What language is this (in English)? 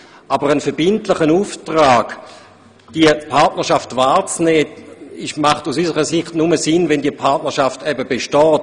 Swiss German